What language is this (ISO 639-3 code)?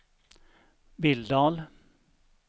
swe